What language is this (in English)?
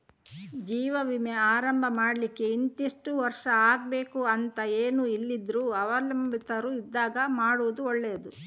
Kannada